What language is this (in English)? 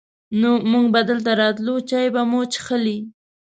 Pashto